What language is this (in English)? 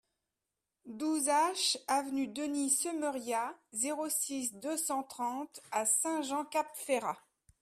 French